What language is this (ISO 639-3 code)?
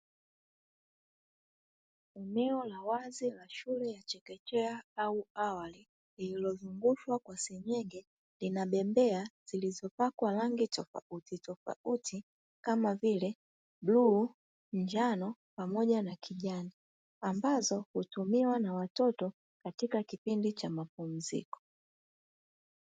swa